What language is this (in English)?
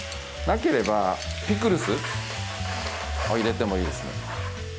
Japanese